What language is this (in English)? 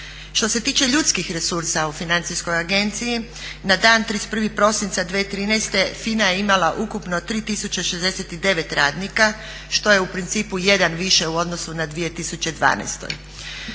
Croatian